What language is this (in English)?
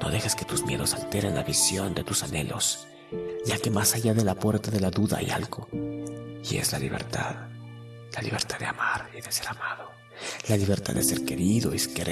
Spanish